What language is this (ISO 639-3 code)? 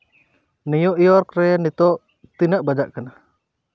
sat